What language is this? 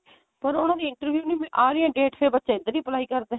Punjabi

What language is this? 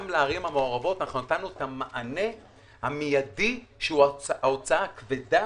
Hebrew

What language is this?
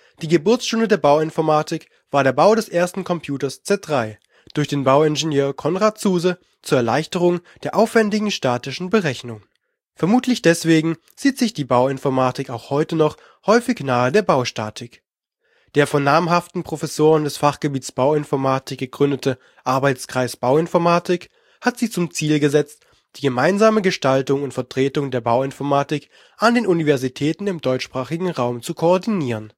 German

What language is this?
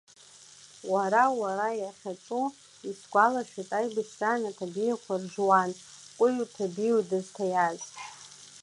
Abkhazian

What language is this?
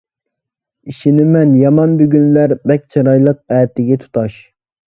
Uyghur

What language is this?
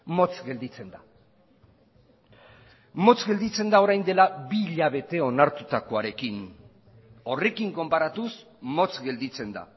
Basque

